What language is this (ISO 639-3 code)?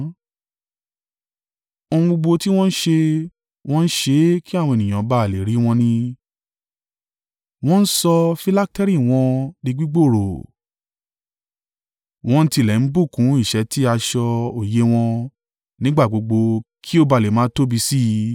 yor